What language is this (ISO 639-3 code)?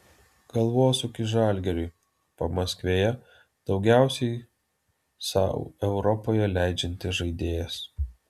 lit